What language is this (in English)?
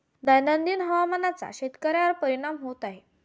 Marathi